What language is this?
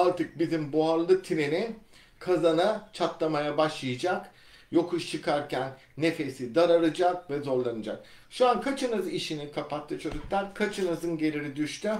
Turkish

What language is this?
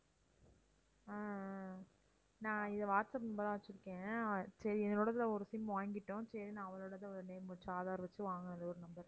Tamil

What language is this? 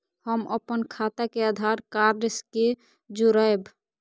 Maithili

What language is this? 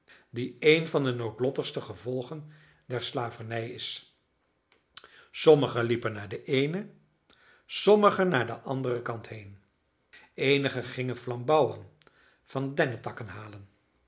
Dutch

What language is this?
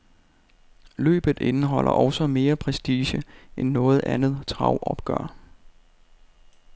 Danish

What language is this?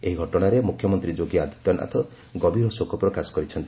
Odia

